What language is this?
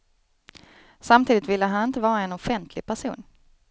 Swedish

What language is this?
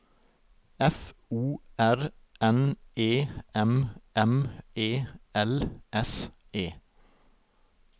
Norwegian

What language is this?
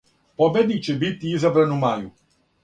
Serbian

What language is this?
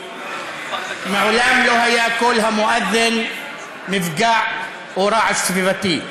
Hebrew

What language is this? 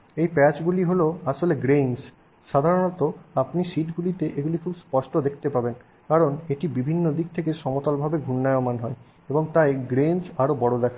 Bangla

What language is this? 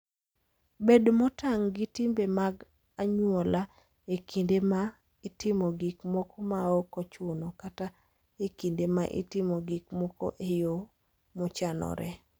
Luo (Kenya and Tanzania)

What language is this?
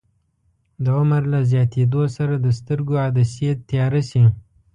Pashto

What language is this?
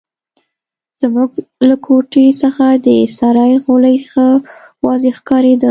Pashto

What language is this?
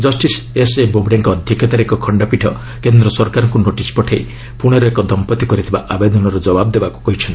Odia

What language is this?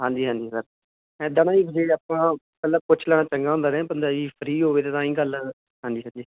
Punjabi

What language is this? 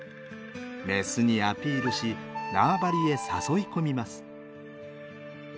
Japanese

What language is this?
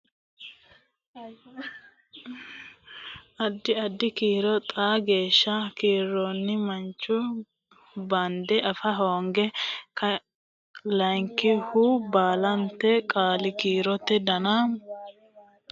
Sidamo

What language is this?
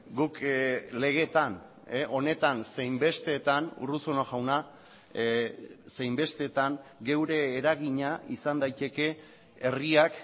Basque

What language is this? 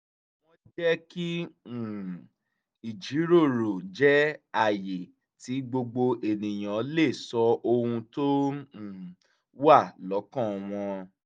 Yoruba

